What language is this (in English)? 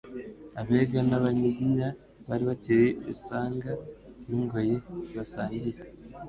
Kinyarwanda